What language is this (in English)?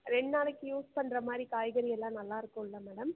Tamil